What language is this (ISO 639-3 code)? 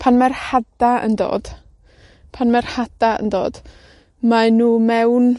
cym